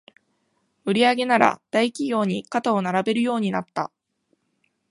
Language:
Japanese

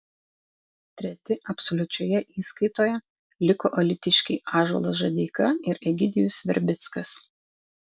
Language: Lithuanian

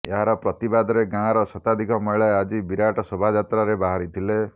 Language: Odia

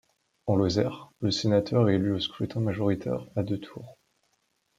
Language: French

